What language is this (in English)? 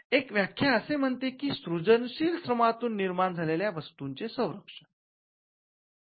Marathi